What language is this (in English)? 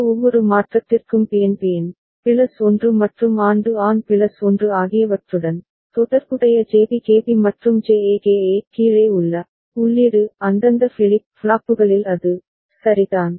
Tamil